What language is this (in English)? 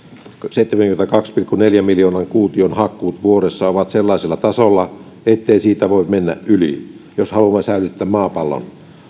Finnish